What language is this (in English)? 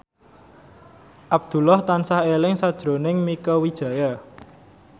Javanese